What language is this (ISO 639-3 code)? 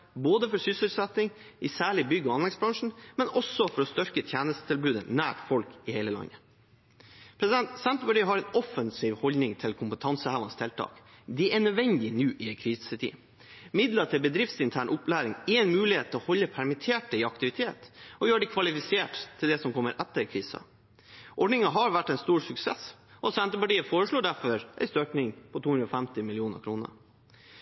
nob